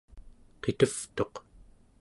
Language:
Central Yupik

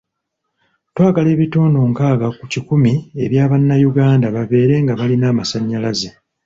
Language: Ganda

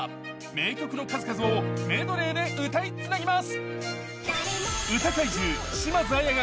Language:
Japanese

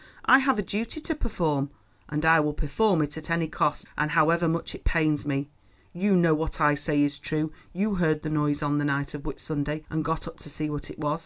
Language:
English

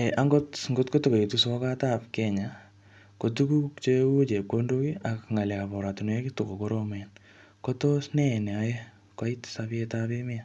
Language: Kalenjin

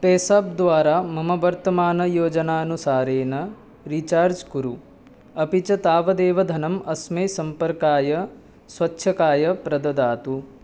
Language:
Sanskrit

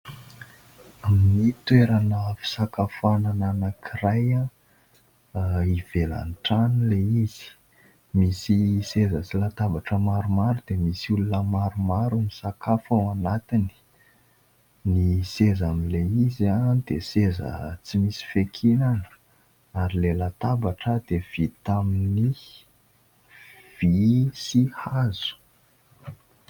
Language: Malagasy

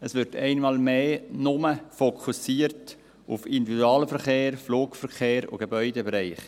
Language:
Swiss German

